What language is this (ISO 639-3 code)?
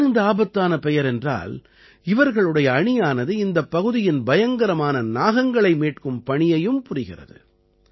tam